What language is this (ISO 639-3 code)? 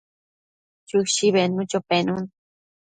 mcf